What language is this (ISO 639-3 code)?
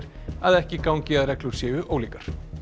isl